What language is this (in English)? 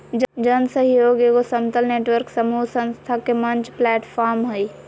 Magahi